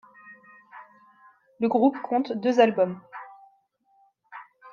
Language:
French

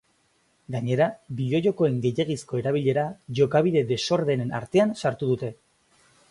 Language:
Basque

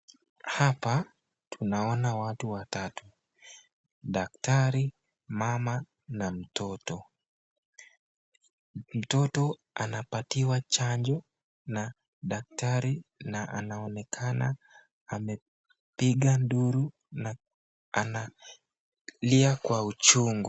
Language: Swahili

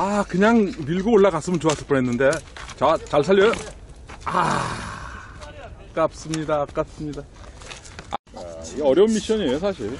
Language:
Korean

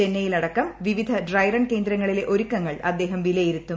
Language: Malayalam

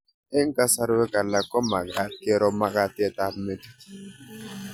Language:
Kalenjin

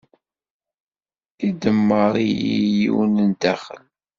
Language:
Kabyle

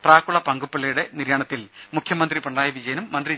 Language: Malayalam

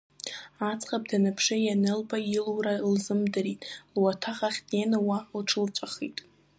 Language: Abkhazian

